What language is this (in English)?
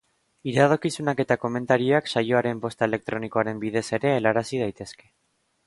Basque